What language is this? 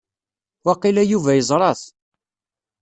Kabyle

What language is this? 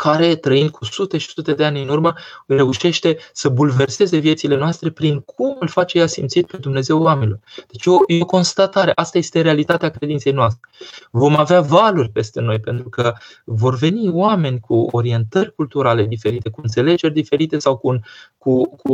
Romanian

